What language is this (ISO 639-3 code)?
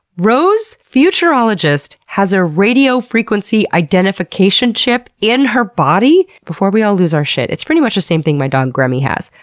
eng